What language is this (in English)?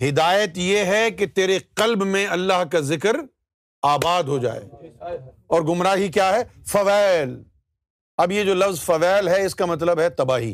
Urdu